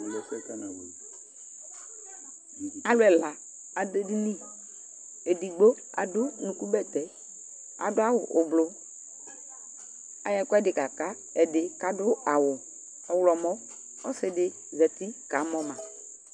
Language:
Ikposo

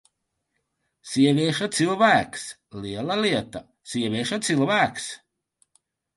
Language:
Latvian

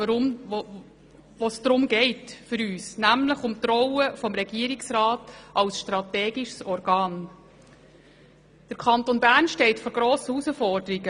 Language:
Swiss German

